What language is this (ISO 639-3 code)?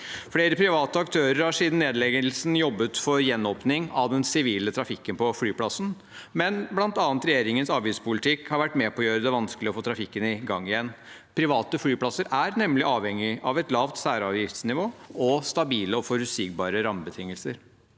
nor